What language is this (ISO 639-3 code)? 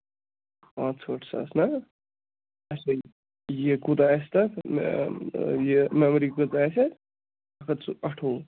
kas